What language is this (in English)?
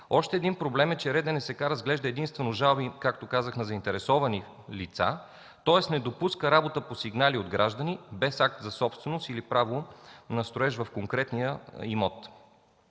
Bulgarian